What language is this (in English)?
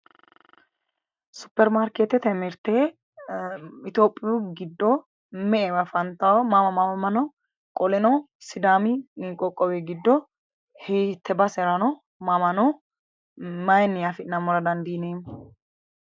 Sidamo